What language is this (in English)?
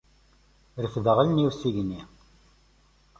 Kabyle